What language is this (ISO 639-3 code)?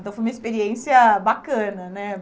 por